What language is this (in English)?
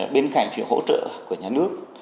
Vietnamese